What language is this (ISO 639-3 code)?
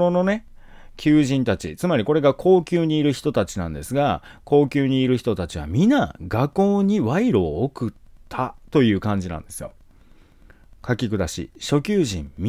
jpn